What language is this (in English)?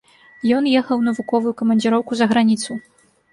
Belarusian